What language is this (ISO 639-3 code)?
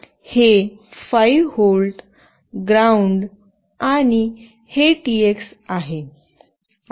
mar